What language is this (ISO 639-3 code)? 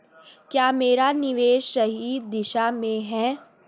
hin